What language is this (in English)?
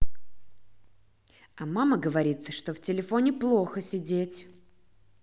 Russian